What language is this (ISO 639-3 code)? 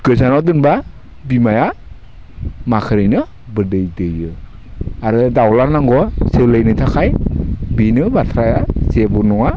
brx